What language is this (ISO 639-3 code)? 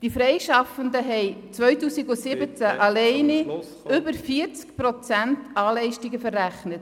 gsw